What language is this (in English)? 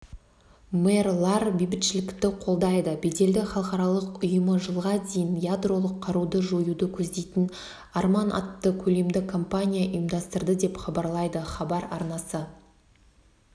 Kazakh